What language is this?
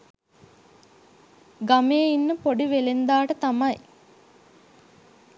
Sinhala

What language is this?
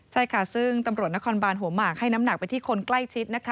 Thai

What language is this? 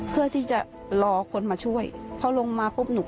Thai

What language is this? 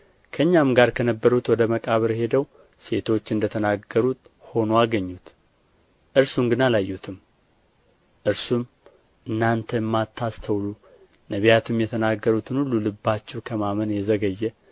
Amharic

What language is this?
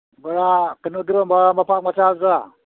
Manipuri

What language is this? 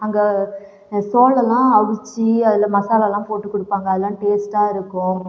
Tamil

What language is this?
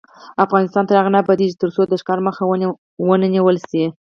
Pashto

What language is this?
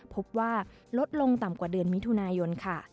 Thai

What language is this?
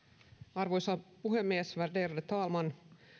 Finnish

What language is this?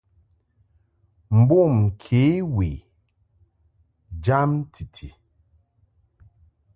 Mungaka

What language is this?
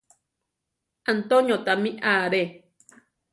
Central Tarahumara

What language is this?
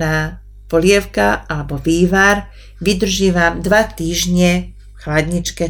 Slovak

